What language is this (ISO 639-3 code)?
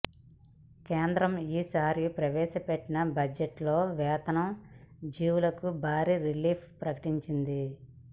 tel